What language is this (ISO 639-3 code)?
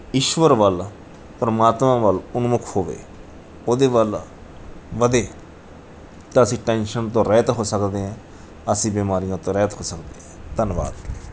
pan